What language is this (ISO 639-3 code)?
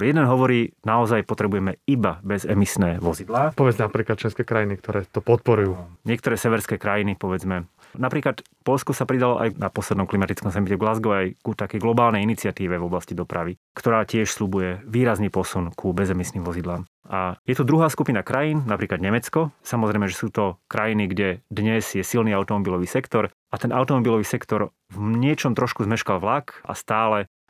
slk